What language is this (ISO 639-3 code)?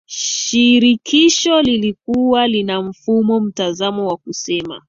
swa